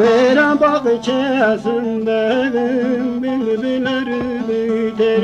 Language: Turkish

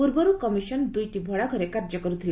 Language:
Odia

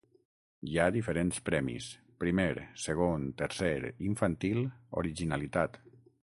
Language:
Catalan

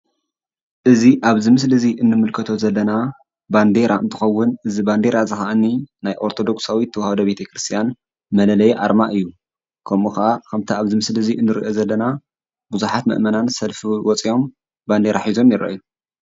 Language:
Tigrinya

